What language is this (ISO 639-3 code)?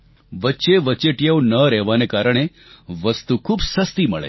guj